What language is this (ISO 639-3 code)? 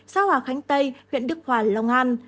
vie